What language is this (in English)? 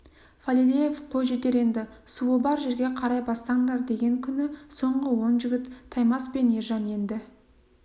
Kazakh